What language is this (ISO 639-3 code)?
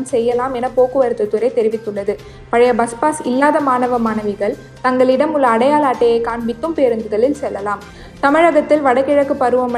tam